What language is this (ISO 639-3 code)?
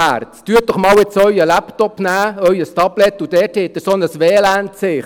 gsw